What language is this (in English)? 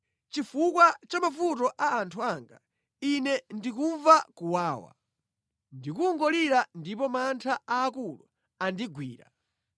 Nyanja